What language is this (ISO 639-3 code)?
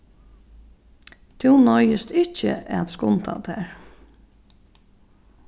fao